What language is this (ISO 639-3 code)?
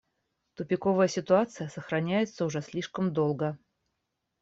rus